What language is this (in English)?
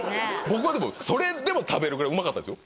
Japanese